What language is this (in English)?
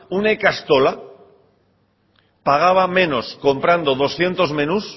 Spanish